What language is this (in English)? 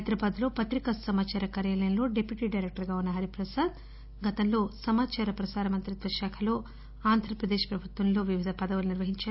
Telugu